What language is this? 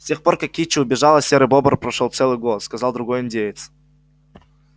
Russian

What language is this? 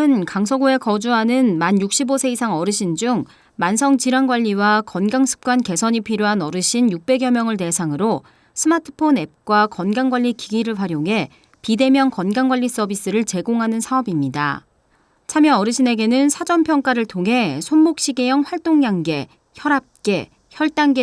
Korean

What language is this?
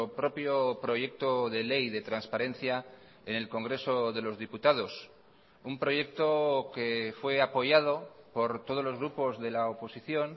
Spanish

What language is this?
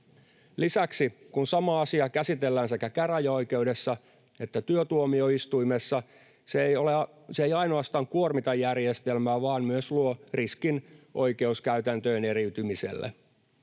Finnish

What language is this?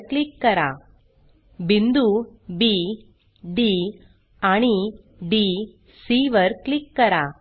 Marathi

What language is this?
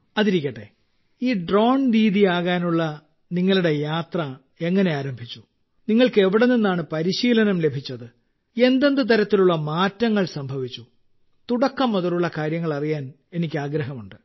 Malayalam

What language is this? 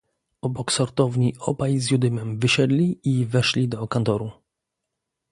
Polish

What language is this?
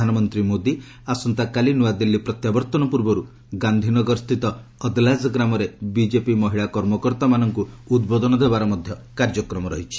Odia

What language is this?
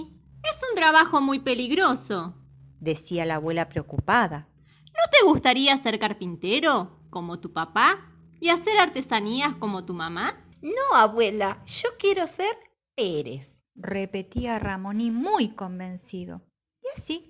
Spanish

